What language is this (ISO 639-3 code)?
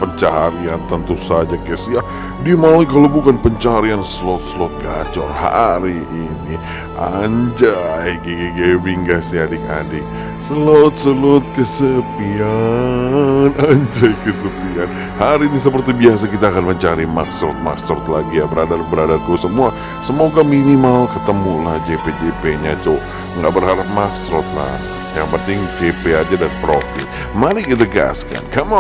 ind